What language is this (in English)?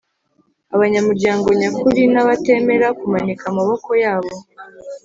Kinyarwanda